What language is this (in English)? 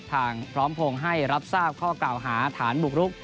Thai